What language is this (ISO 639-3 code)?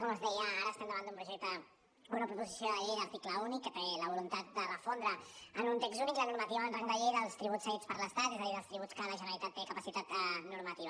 cat